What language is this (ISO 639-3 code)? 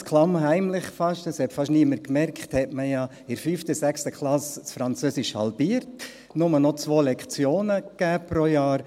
gsw